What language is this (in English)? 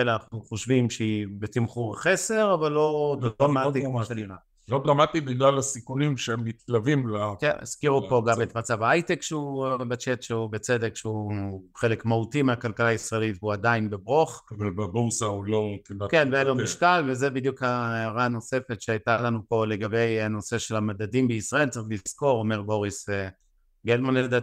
Hebrew